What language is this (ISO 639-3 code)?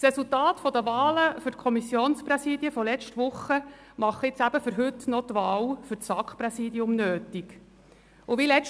gsw